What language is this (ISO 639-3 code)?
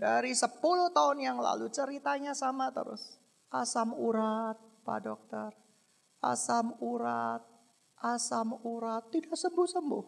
ind